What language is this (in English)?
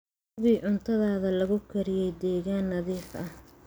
Somali